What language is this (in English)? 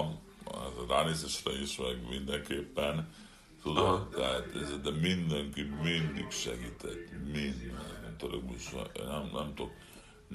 Hungarian